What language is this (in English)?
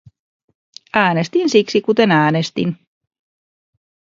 Finnish